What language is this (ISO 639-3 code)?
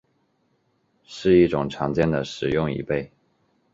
zho